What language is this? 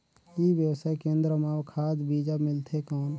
Chhattisgarhi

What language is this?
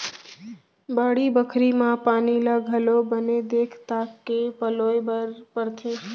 Chhattisgarhi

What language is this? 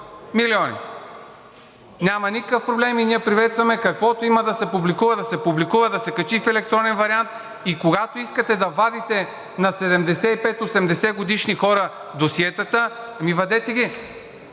Bulgarian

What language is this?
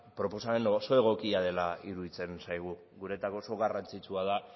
Basque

